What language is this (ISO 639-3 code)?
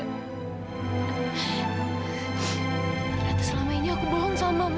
ind